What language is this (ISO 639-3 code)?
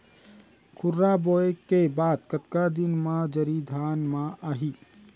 hne